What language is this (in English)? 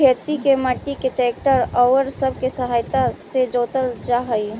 Magahi